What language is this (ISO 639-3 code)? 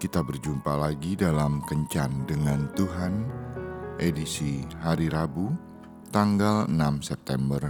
ind